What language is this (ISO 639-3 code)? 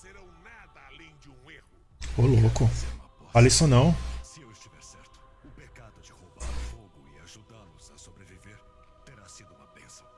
por